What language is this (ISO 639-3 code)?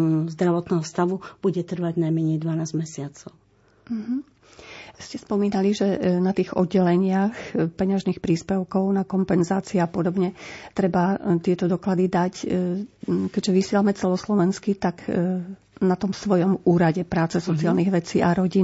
slk